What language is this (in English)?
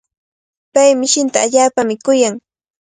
Cajatambo North Lima Quechua